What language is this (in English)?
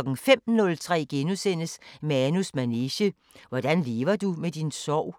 Danish